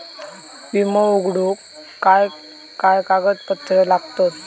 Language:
Marathi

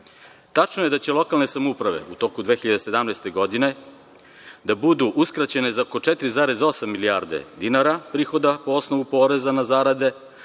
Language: Serbian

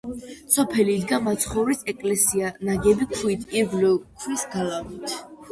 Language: Georgian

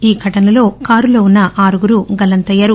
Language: Telugu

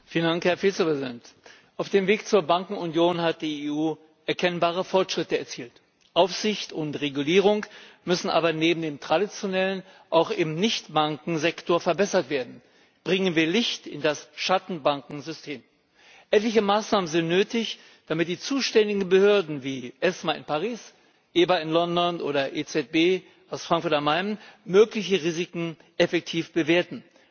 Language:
German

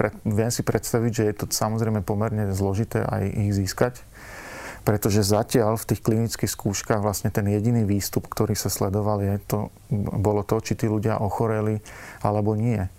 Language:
Slovak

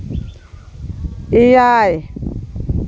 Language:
Santali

